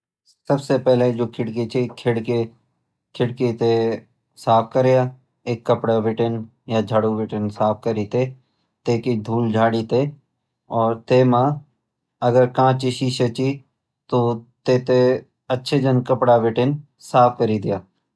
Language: Garhwali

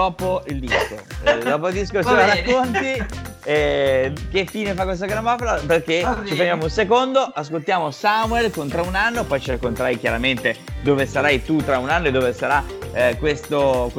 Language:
Italian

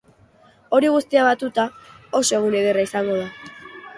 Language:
Basque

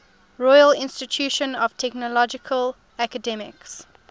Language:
English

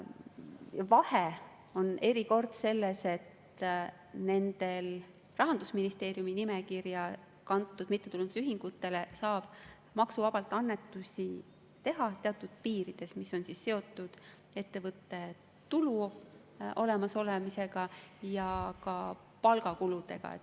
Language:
Estonian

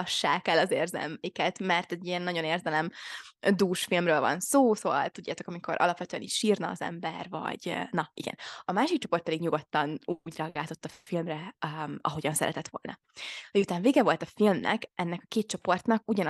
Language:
Hungarian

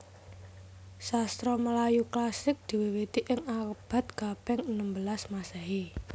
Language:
Javanese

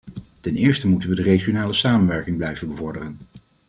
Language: Dutch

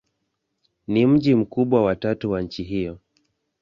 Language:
Swahili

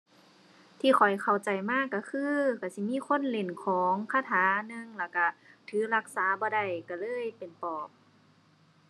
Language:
Thai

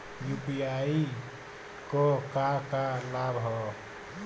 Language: Bhojpuri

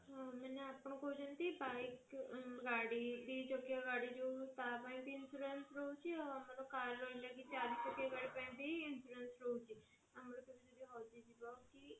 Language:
Odia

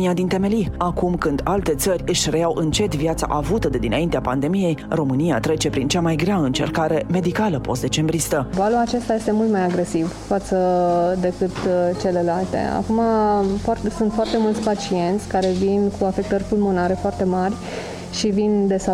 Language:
Romanian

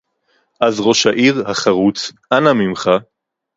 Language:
Hebrew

